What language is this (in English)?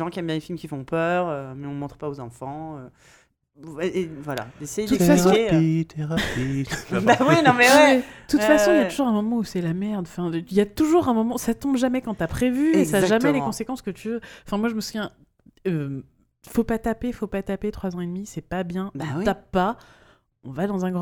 French